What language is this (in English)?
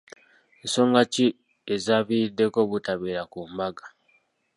Ganda